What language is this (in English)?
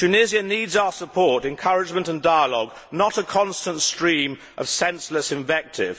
English